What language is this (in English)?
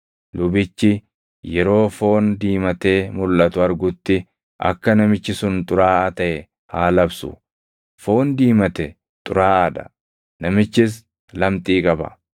Oromo